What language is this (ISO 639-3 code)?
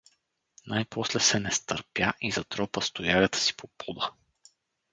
bul